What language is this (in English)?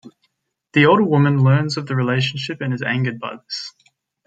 English